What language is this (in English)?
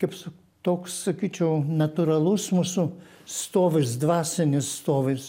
Lithuanian